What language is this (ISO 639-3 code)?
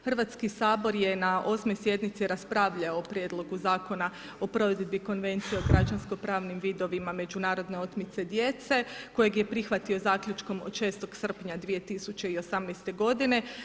hrv